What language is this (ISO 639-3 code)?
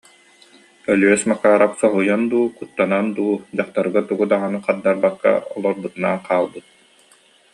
sah